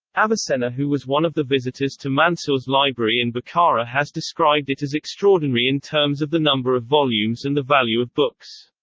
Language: English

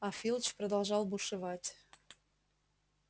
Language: Russian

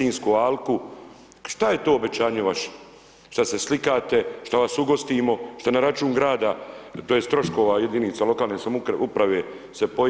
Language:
Croatian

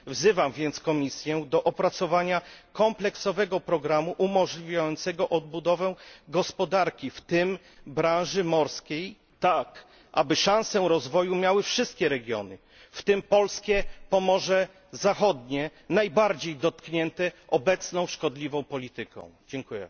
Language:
Polish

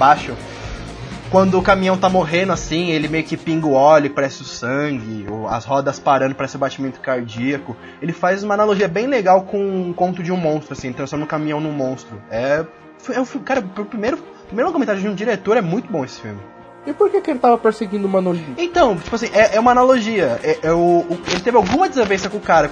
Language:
Portuguese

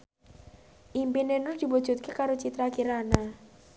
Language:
Javanese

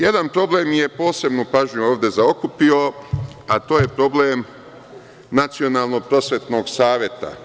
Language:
Serbian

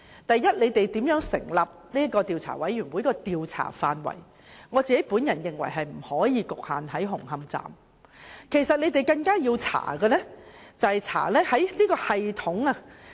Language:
Cantonese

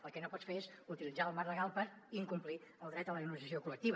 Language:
Catalan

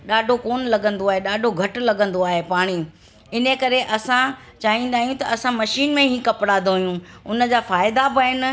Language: Sindhi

